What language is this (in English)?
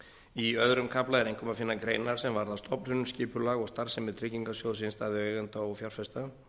Icelandic